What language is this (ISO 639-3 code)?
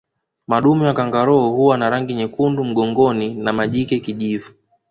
swa